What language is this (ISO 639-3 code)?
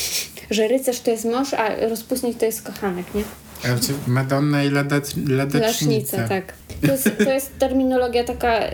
pol